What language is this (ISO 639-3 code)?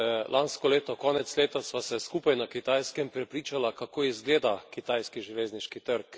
slv